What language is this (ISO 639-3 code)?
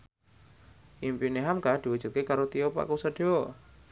jav